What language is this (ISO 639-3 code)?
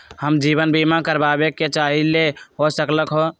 mag